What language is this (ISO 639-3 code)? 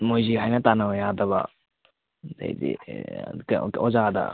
mni